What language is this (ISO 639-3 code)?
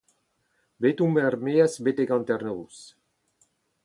bre